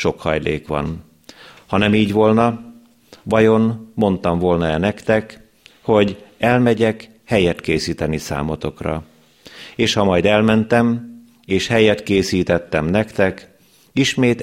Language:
Hungarian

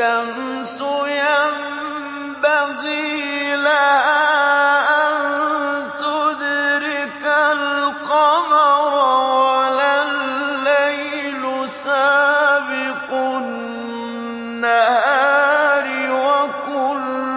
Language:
Arabic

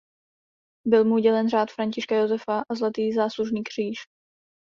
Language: Czech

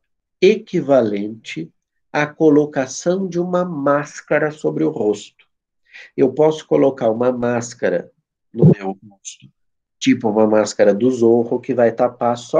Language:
Portuguese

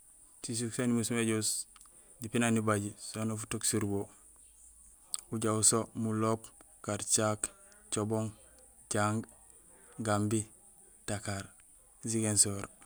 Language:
Gusilay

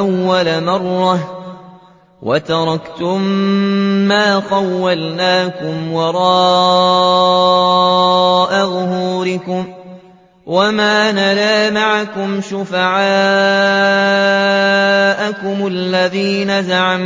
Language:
Arabic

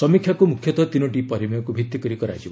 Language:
Odia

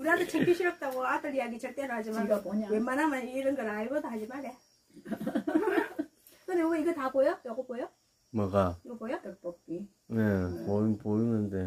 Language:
Korean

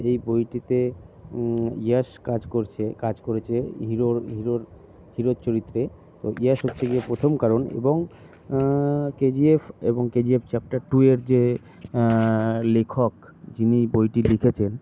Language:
Bangla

